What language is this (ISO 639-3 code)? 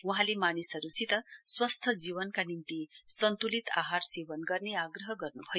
nep